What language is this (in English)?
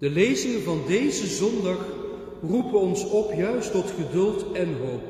Dutch